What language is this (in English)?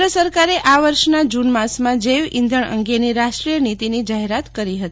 Gujarati